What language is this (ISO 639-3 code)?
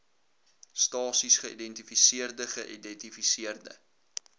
afr